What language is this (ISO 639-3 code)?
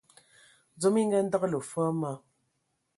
ewo